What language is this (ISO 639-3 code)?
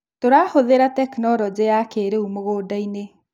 kik